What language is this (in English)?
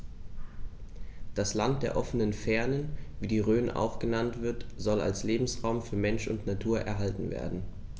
German